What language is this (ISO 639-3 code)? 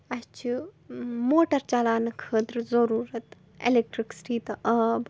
kas